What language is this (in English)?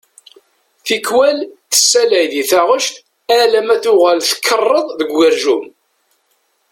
Kabyle